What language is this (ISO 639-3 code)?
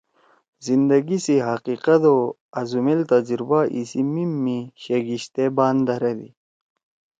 trw